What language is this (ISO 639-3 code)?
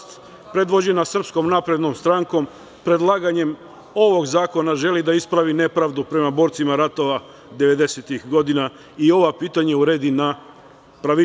srp